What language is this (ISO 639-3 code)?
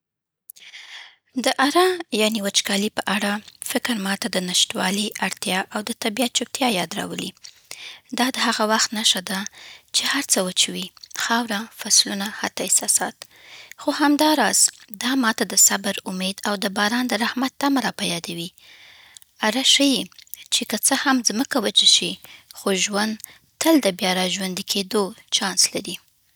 pbt